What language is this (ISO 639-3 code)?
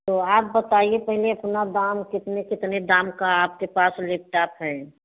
hin